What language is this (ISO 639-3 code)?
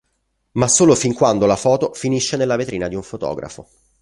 ita